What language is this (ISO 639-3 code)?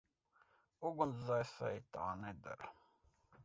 lav